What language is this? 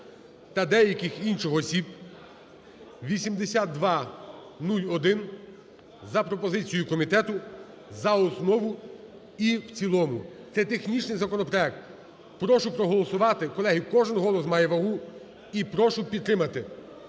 Ukrainian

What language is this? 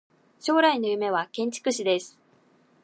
Japanese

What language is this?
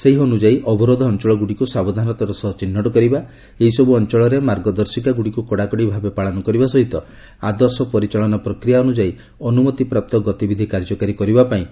Odia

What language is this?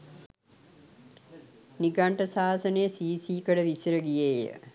Sinhala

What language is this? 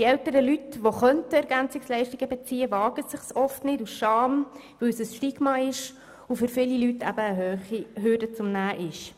Swiss German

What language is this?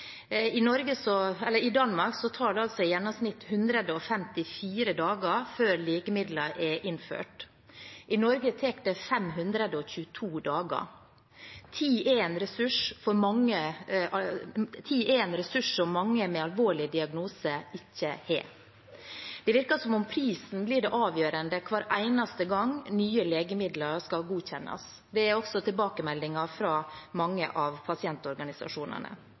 Norwegian Bokmål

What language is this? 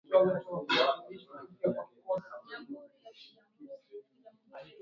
Swahili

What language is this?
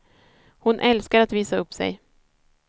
Swedish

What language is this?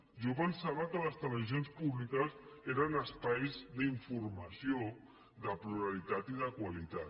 Catalan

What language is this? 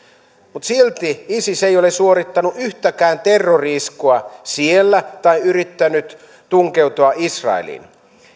Finnish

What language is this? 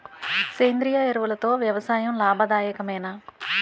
Telugu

